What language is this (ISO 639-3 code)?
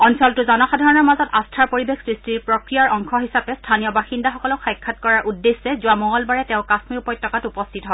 asm